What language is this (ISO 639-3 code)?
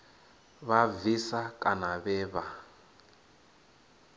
ven